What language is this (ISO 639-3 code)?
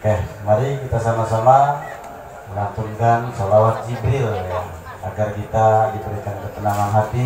ind